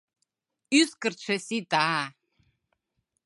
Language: Mari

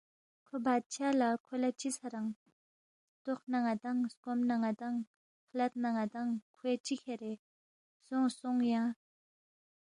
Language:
Balti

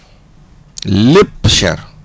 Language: Wolof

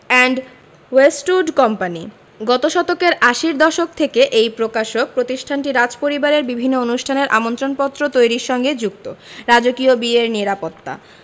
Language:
Bangla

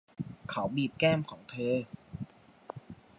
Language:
Thai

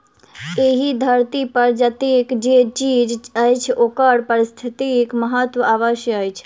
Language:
Maithili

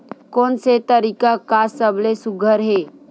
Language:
Chhattisgarhi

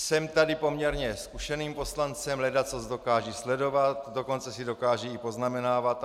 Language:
Czech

